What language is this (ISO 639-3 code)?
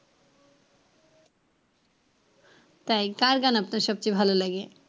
ben